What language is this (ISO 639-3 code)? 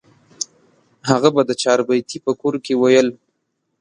pus